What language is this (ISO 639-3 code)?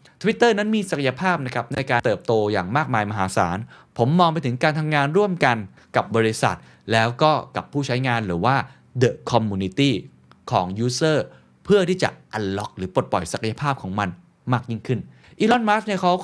tha